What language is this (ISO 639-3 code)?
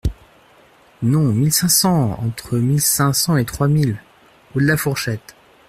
fra